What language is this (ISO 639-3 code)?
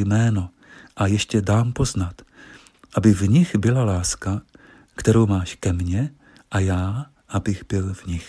ces